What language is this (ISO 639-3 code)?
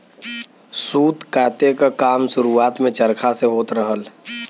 bho